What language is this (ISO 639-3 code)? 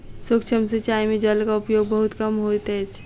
mai